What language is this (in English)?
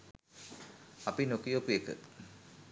Sinhala